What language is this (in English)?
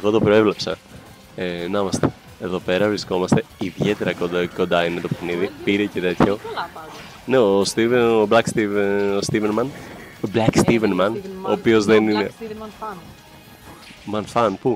Greek